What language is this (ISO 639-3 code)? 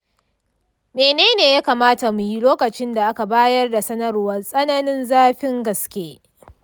hau